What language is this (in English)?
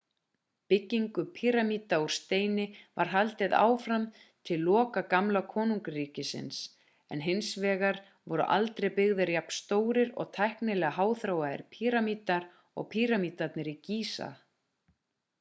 Icelandic